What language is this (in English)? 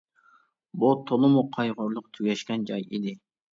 Uyghur